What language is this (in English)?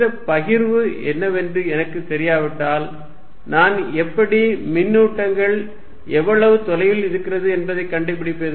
Tamil